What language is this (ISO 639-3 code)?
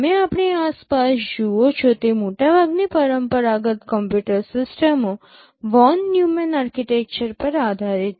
guj